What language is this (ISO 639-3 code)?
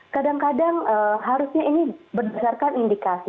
ind